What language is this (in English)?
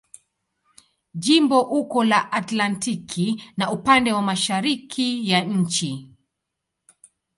Swahili